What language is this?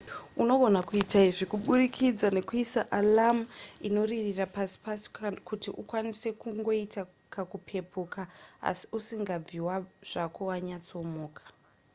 Shona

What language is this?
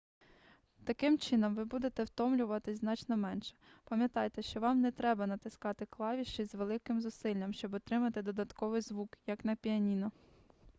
Ukrainian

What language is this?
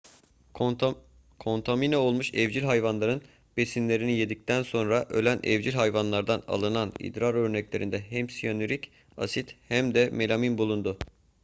Turkish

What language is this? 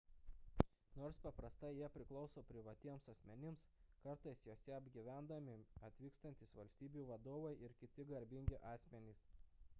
Lithuanian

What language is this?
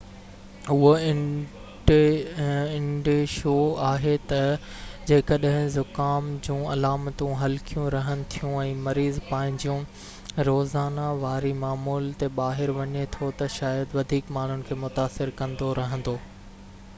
Sindhi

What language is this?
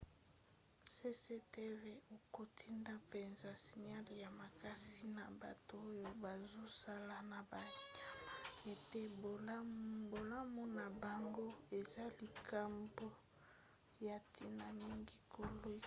Lingala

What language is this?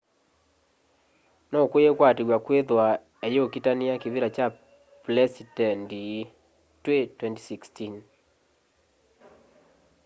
Kamba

